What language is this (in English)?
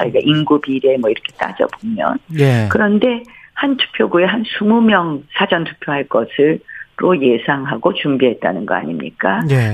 Korean